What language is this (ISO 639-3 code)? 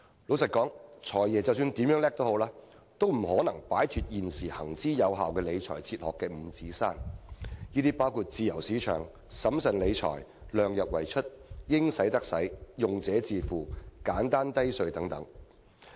yue